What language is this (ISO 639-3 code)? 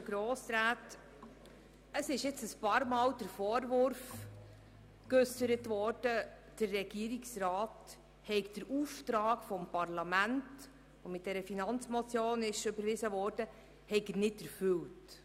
gsw